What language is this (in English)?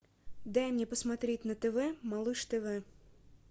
Russian